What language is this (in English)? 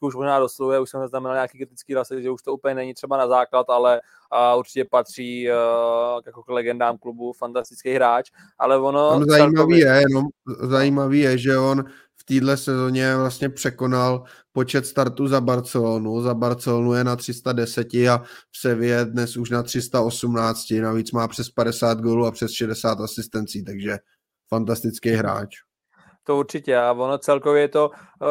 Czech